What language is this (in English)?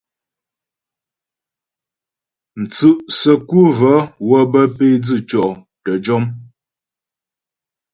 Ghomala